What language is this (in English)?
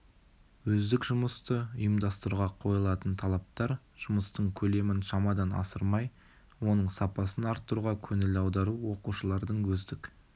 Kazakh